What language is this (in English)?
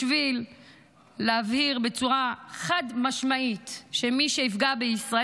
Hebrew